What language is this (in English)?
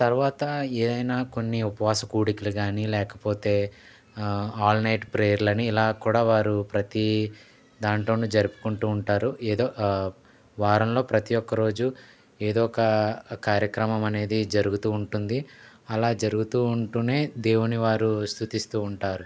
Telugu